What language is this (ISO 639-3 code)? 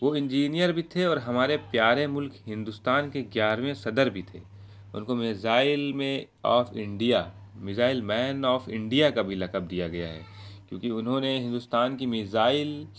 urd